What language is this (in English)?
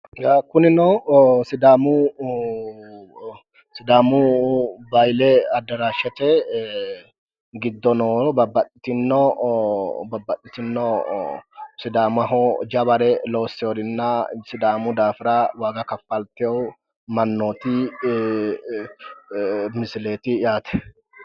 Sidamo